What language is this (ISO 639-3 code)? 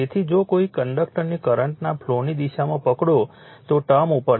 guj